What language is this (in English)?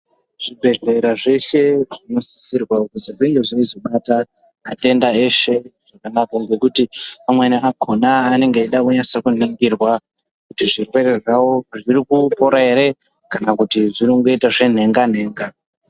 Ndau